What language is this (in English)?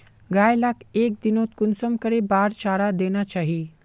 Magahi